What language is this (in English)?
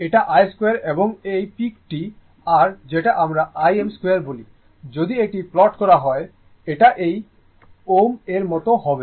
Bangla